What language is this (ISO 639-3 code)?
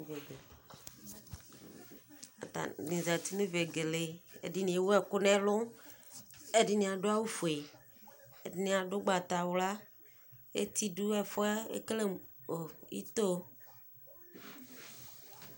kpo